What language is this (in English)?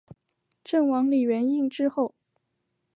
Chinese